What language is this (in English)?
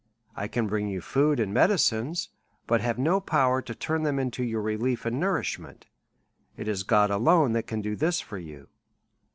English